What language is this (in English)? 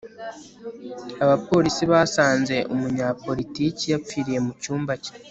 Kinyarwanda